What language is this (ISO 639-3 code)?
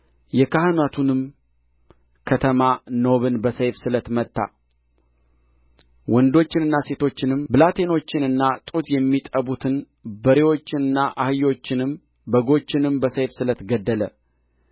amh